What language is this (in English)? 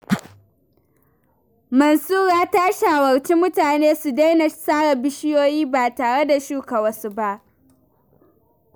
Hausa